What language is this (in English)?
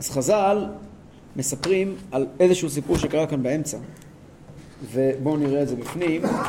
Hebrew